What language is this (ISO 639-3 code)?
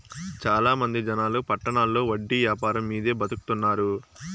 tel